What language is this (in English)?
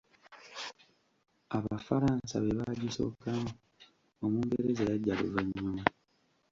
Ganda